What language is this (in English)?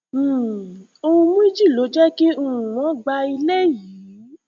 Yoruba